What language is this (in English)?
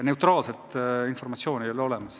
Estonian